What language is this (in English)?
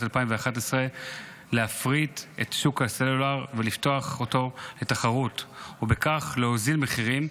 Hebrew